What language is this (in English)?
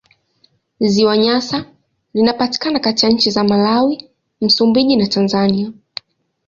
Swahili